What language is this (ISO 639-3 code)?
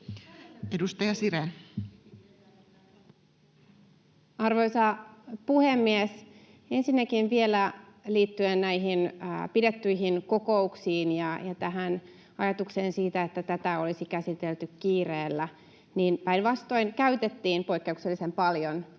fin